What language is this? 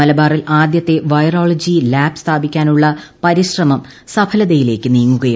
Malayalam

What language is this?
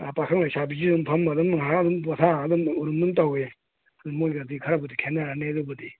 Manipuri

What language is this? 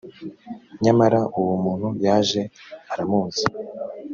Kinyarwanda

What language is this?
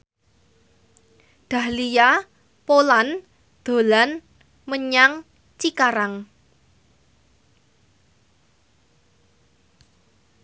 Javanese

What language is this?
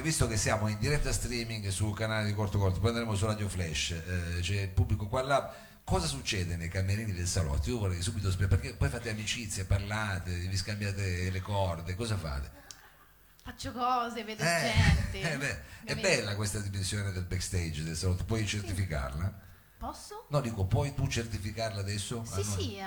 Italian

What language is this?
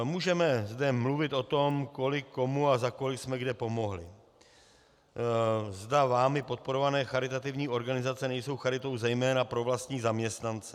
Czech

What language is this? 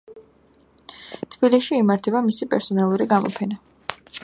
Georgian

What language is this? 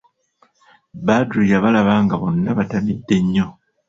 Ganda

